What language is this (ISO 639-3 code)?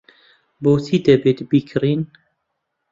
ckb